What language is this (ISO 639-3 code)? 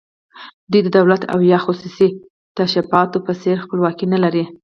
pus